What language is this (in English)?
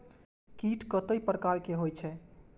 Maithili